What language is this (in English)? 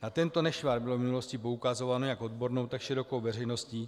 Czech